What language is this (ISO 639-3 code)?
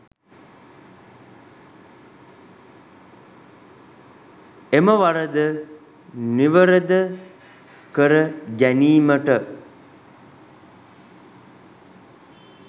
sin